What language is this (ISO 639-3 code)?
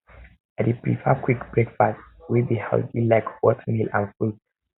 pcm